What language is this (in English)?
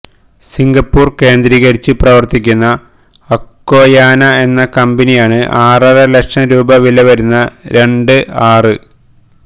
Malayalam